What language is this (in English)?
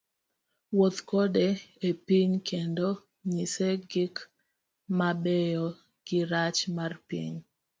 Luo (Kenya and Tanzania)